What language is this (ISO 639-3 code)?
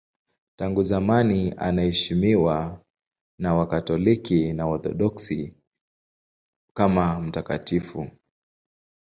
swa